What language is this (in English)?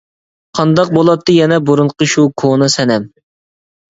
Uyghur